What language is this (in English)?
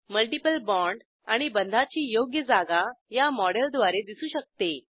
Marathi